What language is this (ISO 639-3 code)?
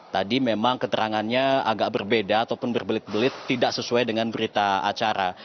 ind